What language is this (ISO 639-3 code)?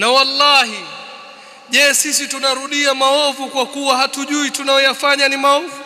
ara